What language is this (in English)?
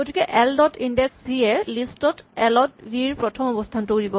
Assamese